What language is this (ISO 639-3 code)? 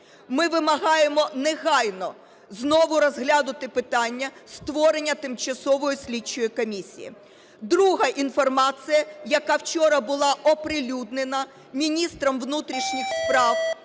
ukr